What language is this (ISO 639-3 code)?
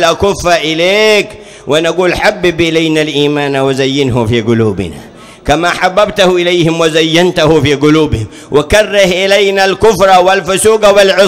ara